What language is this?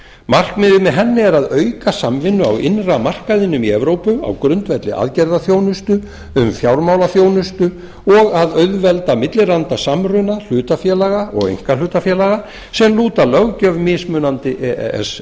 Icelandic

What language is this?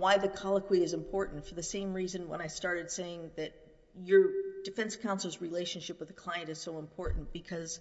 English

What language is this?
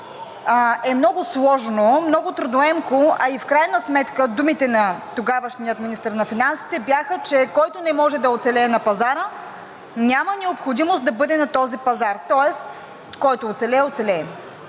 Bulgarian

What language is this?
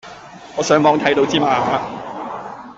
Cantonese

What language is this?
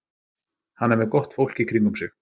Icelandic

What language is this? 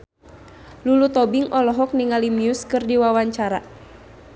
Sundanese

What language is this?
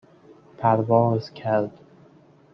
Persian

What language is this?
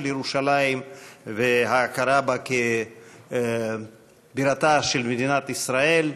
Hebrew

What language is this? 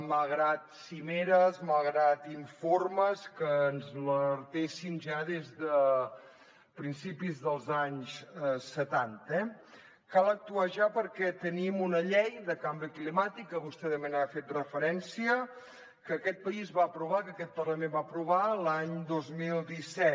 Catalan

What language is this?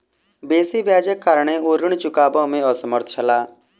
Maithili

